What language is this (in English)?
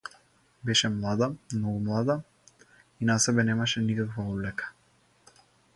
Macedonian